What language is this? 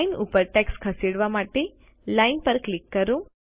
Gujarati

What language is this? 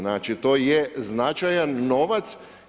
Croatian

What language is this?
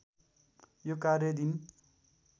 Nepali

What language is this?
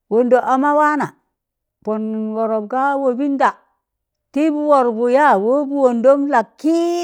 Tangale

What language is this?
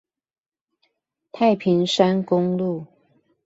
Chinese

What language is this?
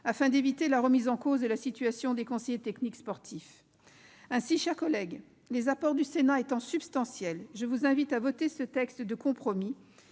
French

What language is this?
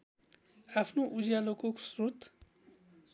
Nepali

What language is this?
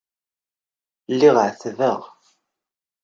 Kabyle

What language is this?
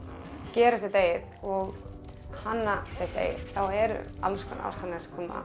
Icelandic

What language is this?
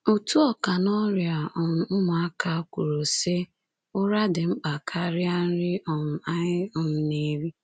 Igbo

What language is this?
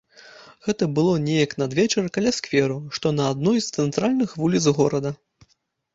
Belarusian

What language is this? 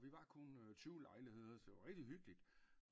Danish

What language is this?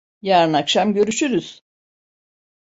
Turkish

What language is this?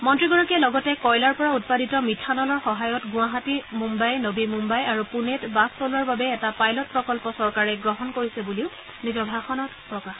Assamese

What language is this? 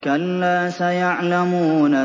Arabic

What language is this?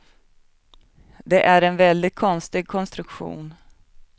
Swedish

